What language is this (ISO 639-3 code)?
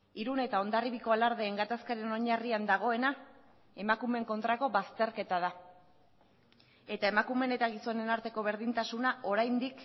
eus